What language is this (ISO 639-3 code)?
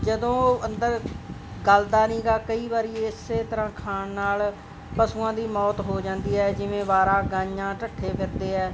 pan